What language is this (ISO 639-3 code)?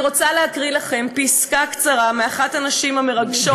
heb